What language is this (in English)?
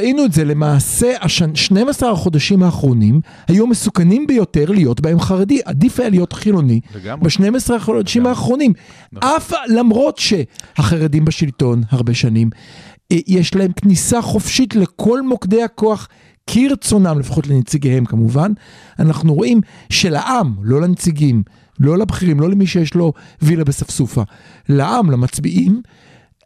Hebrew